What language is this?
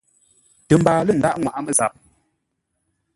Ngombale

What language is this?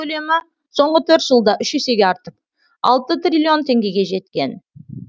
Kazakh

